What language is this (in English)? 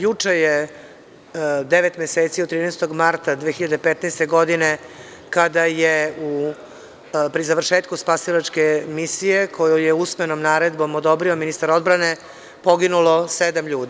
Serbian